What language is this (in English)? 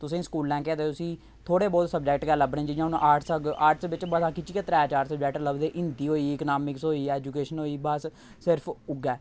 Dogri